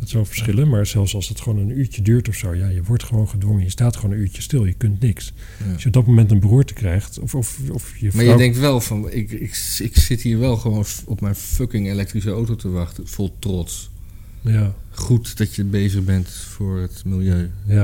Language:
Dutch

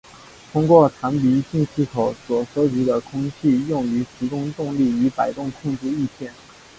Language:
Chinese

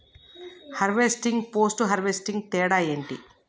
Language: Telugu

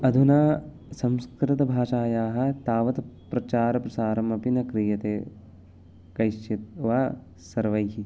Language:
Sanskrit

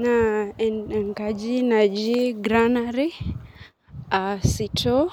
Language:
Masai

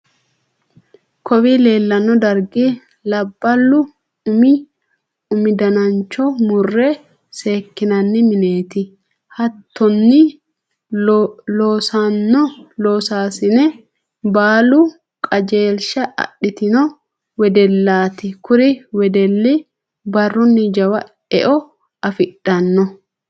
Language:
Sidamo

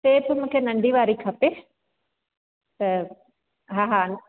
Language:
Sindhi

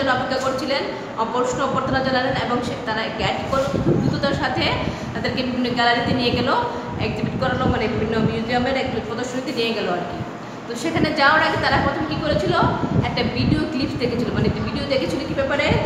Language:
Hindi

